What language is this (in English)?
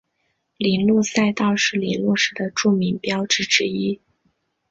Chinese